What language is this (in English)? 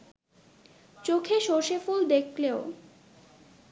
Bangla